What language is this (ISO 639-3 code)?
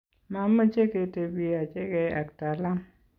kln